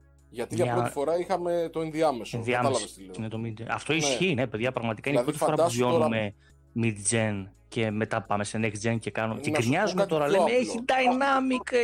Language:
Greek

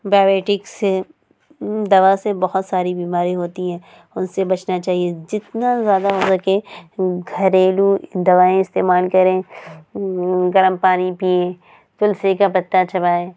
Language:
Urdu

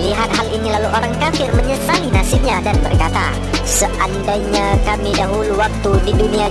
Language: Indonesian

